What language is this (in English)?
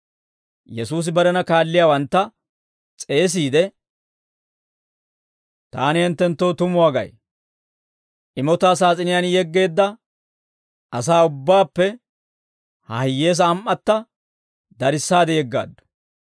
Dawro